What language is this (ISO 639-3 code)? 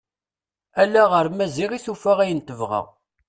kab